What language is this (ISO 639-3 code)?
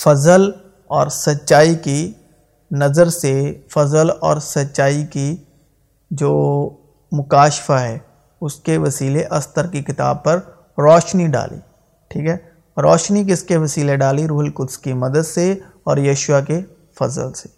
urd